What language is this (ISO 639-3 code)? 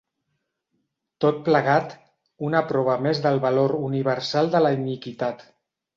cat